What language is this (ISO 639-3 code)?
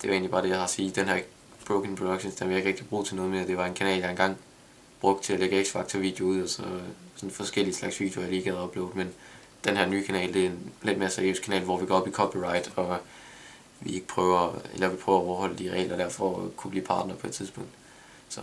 dan